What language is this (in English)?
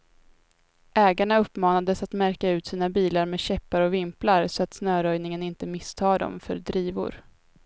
Swedish